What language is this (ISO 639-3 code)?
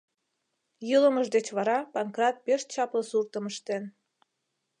chm